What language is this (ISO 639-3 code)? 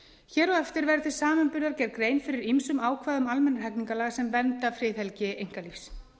isl